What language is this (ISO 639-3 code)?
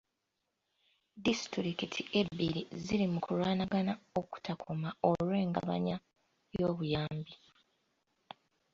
lug